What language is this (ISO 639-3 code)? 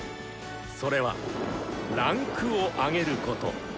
jpn